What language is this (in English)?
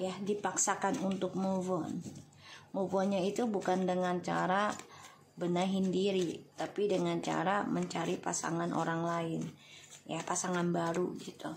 Indonesian